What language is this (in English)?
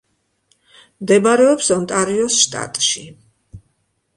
Georgian